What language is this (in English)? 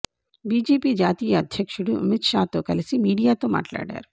Telugu